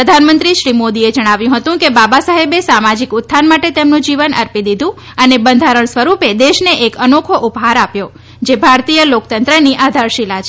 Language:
Gujarati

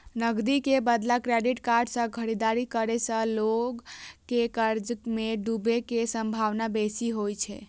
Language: Maithili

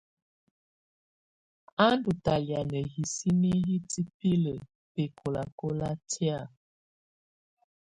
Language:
Tunen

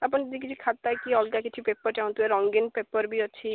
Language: Odia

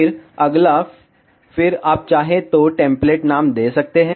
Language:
Hindi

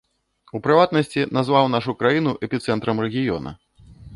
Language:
Belarusian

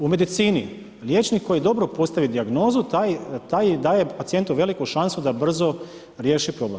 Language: Croatian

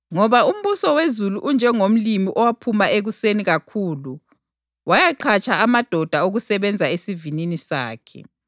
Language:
North Ndebele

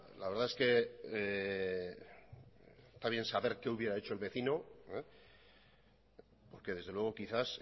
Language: Spanish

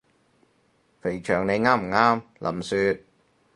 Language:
Cantonese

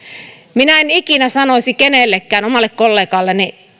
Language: Finnish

